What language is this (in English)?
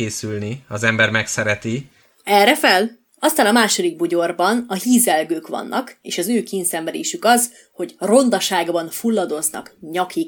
Hungarian